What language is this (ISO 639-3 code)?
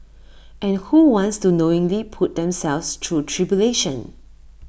eng